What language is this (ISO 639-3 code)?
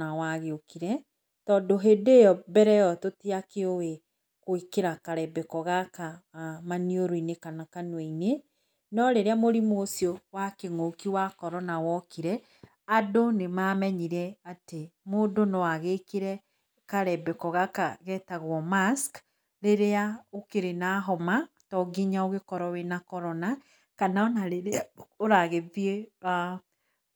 kik